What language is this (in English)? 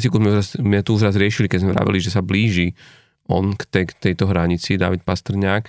Slovak